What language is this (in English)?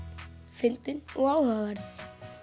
Icelandic